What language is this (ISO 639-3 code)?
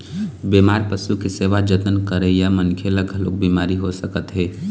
hne